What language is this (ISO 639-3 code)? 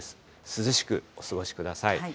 jpn